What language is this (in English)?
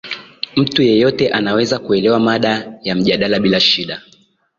Swahili